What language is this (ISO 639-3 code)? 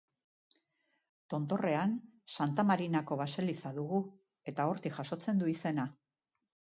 eus